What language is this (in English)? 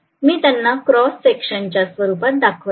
Marathi